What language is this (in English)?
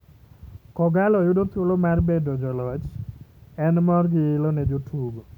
Luo (Kenya and Tanzania)